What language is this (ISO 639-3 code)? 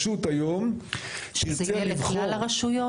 heb